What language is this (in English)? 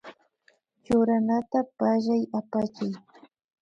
Imbabura Highland Quichua